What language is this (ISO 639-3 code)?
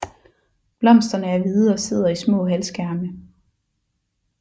dan